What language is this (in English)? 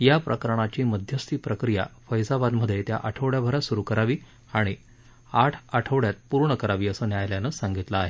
Marathi